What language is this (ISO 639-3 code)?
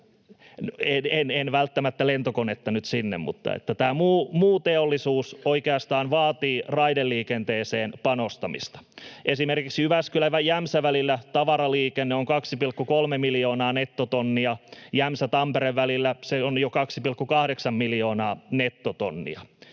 fin